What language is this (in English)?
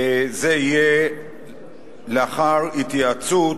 Hebrew